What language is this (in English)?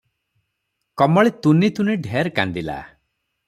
Odia